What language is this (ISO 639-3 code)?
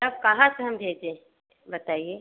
hin